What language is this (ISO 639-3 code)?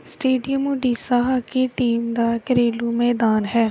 pan